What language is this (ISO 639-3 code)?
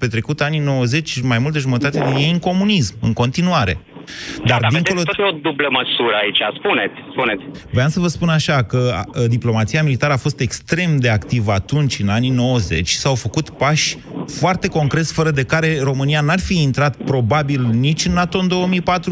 ron